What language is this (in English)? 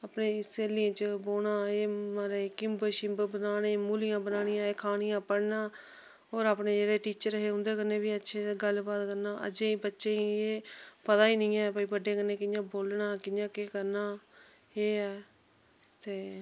Dogri